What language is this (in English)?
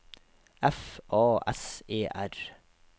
Norwegian